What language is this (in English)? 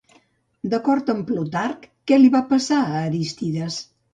Catalan